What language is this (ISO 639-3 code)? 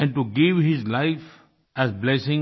hin